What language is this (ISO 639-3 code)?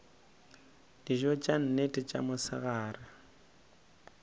nso